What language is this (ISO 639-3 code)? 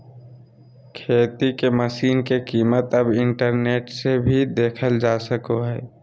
mag